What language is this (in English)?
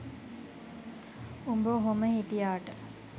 Sinhala